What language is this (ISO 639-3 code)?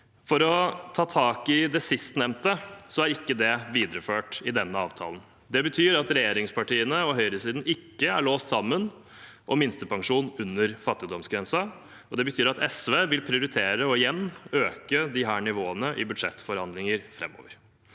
nor